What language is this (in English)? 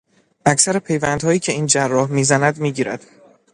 Persian